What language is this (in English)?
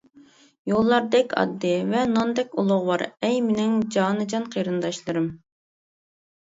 Uyghur